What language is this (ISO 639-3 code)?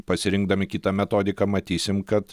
lit